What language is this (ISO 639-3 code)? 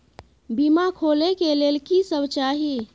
mai